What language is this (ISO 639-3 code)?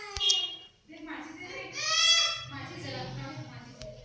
hne